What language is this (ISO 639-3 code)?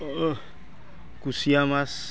asm